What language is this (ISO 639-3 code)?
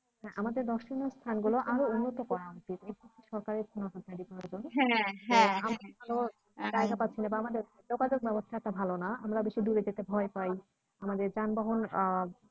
ben